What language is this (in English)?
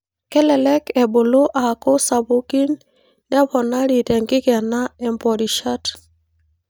Masai